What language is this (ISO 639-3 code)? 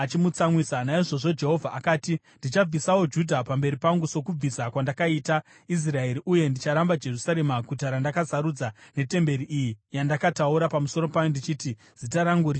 sna